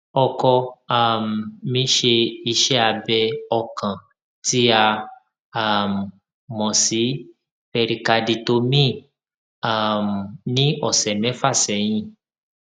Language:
Yoruba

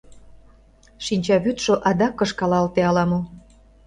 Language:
Mari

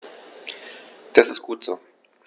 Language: German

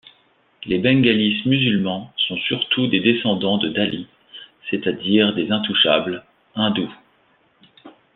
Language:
French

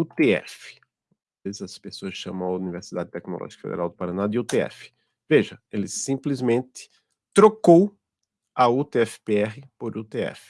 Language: Portuguese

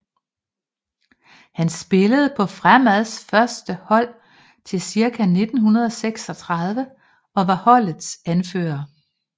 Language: Danish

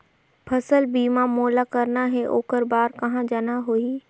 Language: Chhattisgarhi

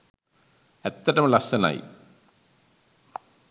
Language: Sinhala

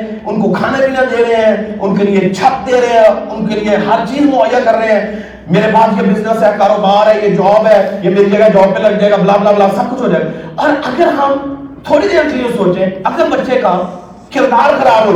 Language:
Urdu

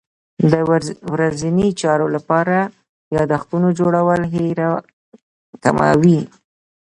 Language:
Pashto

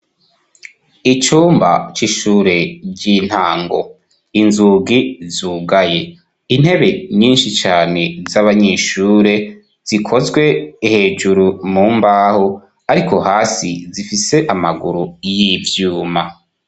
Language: Rundi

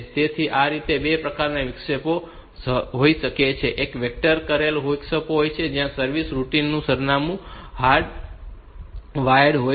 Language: Gujarati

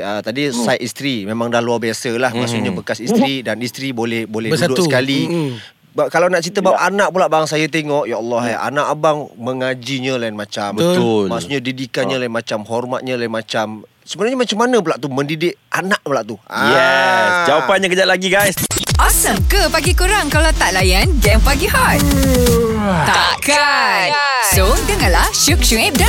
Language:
Malay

